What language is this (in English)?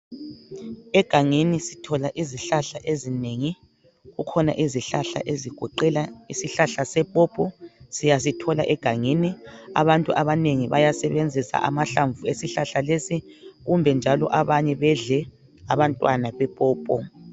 North Ndebele